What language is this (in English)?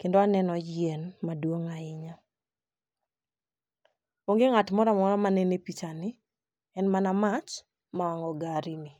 Luo (Kenya and Tanzania)